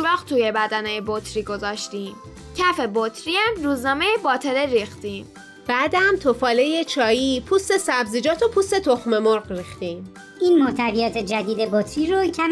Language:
Persian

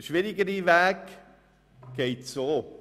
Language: Swiss German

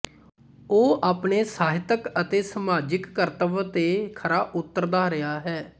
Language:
Punjabi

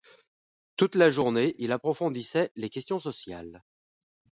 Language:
French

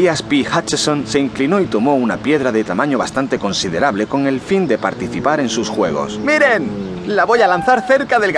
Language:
Spanish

